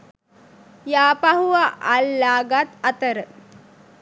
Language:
Sinhala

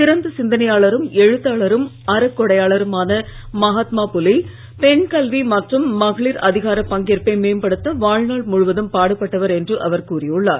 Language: Tamil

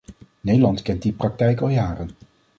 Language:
Dutch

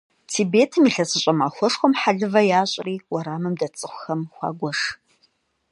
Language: Kabardian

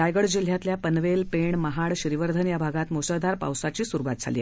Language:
Marathi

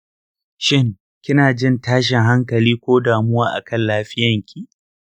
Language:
Hausa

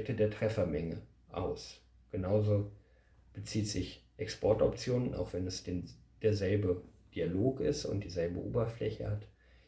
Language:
German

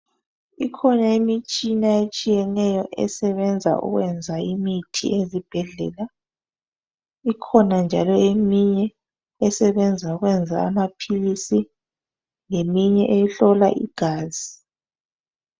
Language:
North Ndebele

